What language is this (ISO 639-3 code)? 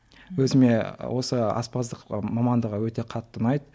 kaz